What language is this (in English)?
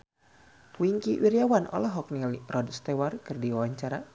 Sundanese